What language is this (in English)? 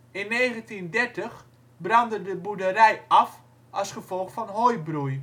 Dutch